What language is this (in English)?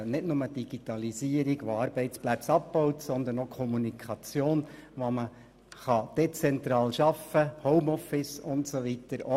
Swiss German